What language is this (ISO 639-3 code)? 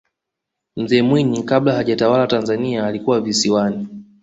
swa